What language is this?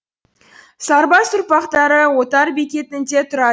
Kazakh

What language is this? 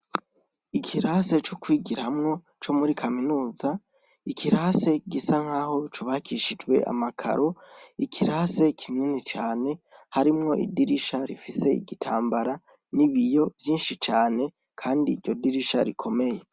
Rundi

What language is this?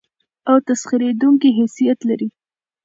Pashto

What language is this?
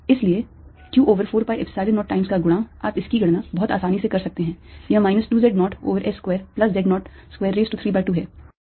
Hindi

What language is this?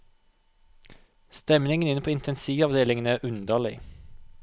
Norwegian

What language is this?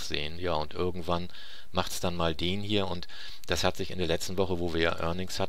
German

